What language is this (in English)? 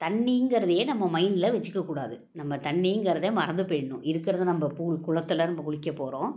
Tamil